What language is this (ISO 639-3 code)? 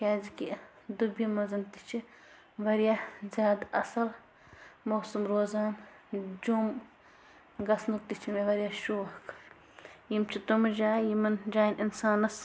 kas